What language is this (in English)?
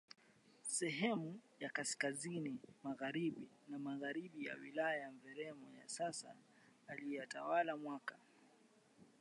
Swahili